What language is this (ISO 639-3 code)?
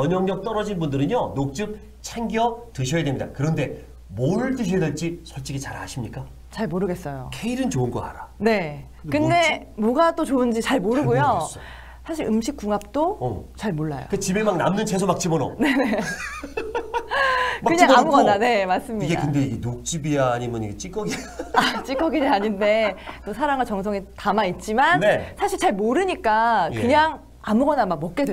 kor